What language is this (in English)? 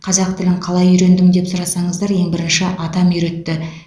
Kazakh